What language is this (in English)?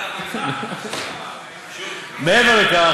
Hebrew